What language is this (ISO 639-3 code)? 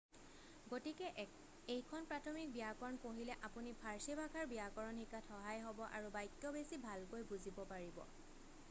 asm